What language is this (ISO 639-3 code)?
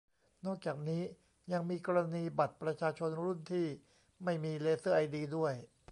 tha